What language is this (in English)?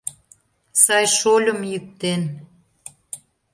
Mari